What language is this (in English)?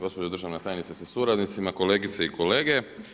Croatian